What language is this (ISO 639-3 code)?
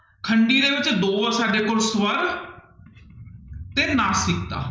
pan